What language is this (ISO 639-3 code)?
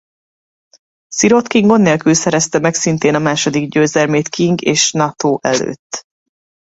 hun